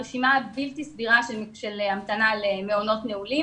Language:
Hebrew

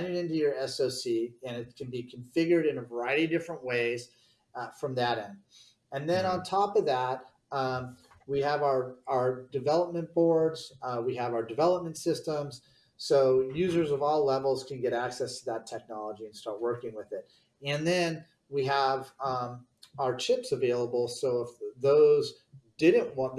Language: English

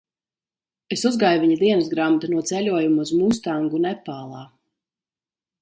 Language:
Latvian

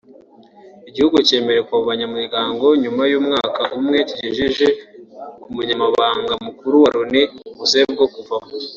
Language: Kinyarwanda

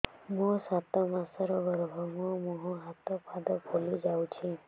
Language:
Odia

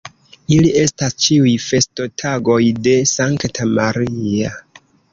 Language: Esperanto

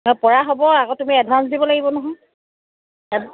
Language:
Assamese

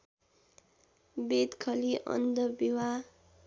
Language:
Nepali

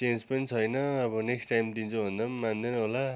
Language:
Nepali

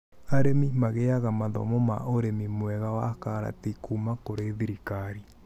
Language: Kikuyu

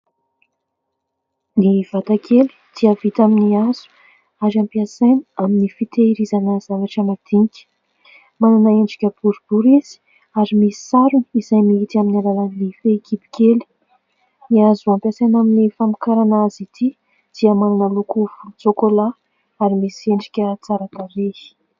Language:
Malagasy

